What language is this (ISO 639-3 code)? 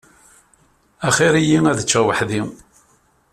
kab